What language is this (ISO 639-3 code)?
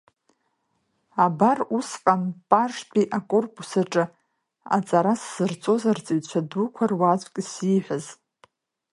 abk